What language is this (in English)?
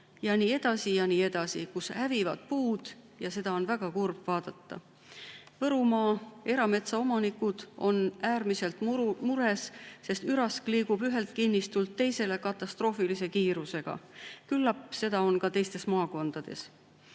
Estonian